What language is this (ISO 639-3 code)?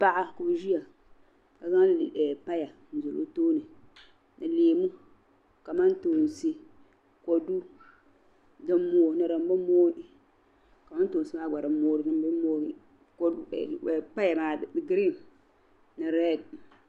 dag